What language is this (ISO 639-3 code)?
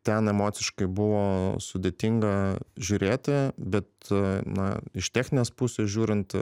lit